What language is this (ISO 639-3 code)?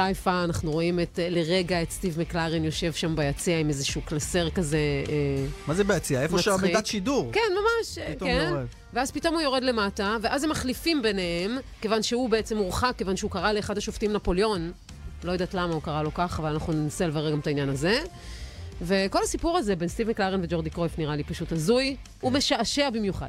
heb